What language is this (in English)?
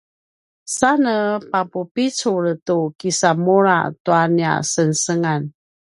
Paiwan